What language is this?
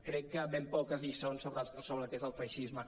Catalan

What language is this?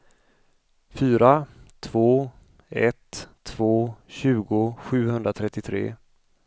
Swedish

